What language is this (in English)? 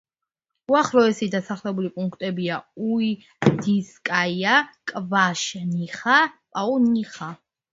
Georgian